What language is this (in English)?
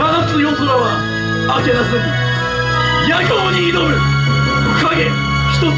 Japanese